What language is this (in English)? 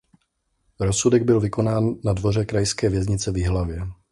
Czech